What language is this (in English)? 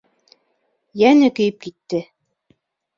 Bashkir